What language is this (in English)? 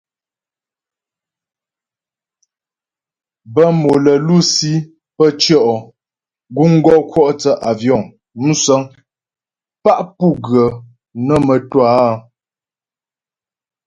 Ghomala